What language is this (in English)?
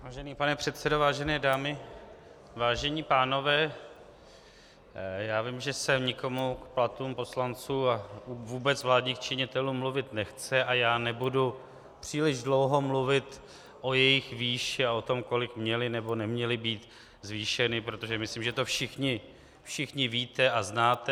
Czech